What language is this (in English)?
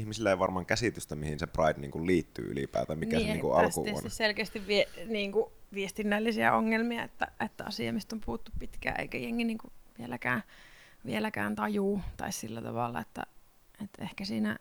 Finnish